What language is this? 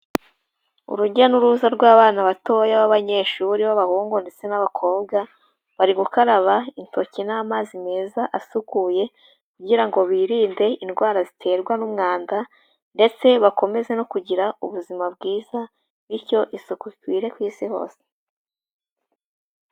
Kinyarwanda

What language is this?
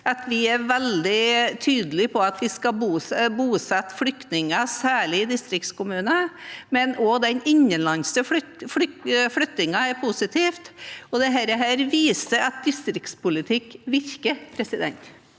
Norwegian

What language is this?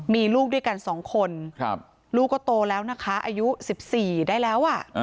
Thai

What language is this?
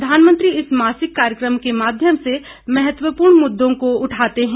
Hindi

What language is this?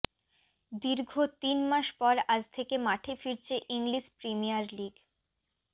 Bangla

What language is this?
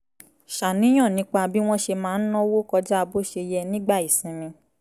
Yoruba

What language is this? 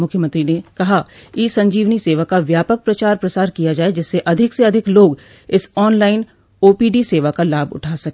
Hindi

